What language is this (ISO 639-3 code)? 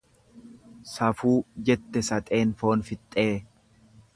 orm